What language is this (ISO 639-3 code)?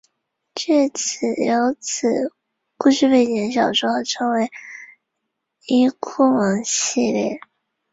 zho